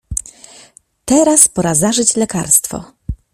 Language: Polish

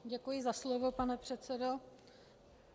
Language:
Czech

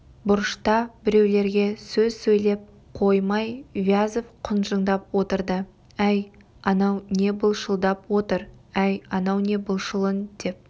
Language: Kazakh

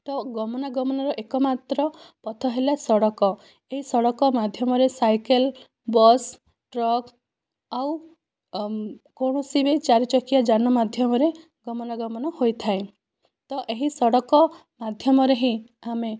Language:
Odia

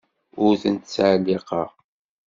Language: Kabyle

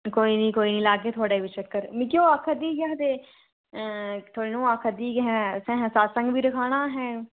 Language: Dogri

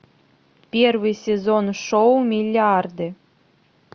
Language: Russian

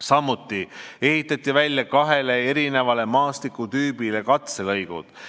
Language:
Estonian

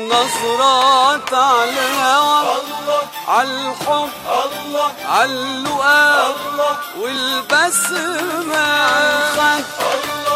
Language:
Arabic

